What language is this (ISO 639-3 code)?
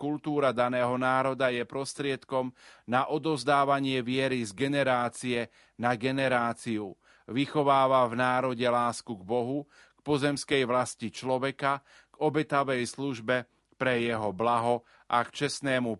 slk